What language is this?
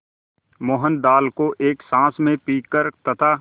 Hindi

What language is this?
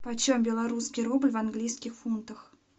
Russian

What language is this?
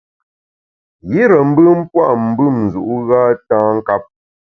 Bamun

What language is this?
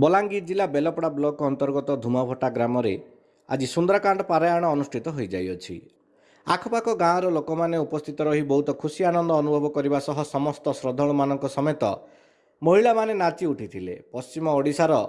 Indonesian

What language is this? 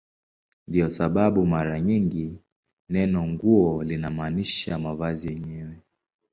Swahili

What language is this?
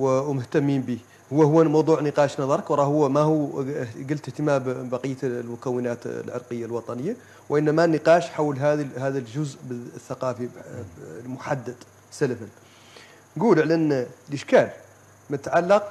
Arabic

